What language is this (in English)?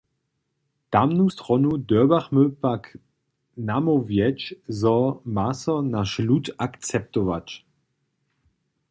Upper Sorbian